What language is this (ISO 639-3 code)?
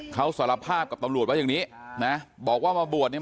tha